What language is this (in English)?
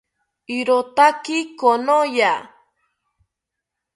South Ucayali Ashéninka